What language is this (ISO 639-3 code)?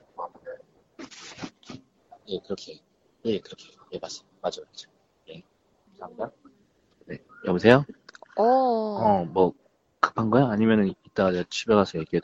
kor